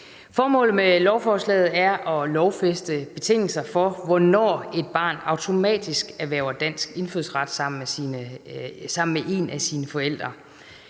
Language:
Danish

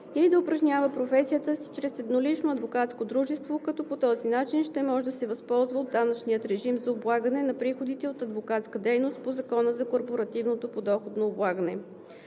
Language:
Bulgarian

